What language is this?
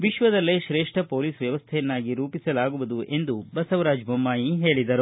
Kannada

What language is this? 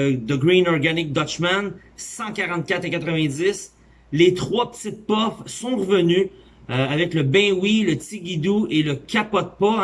French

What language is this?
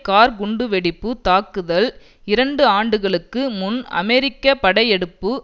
Tamil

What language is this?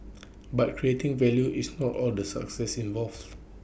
English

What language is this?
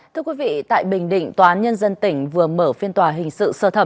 Vietnamese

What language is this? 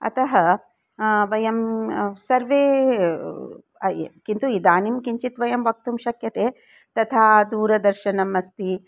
Sanskrit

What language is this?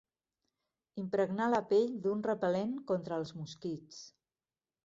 Catalan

